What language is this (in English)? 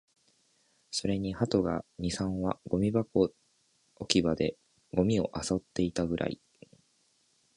Japanese